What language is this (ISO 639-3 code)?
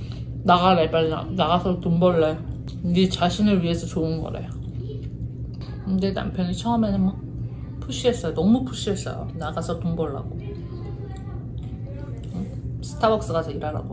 kor